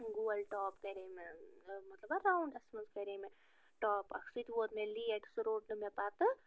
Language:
Kashmiri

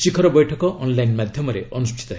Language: Odia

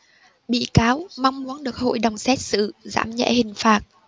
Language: Vietnamese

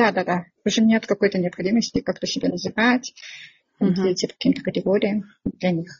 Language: Russian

